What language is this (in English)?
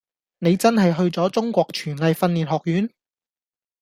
Cantonese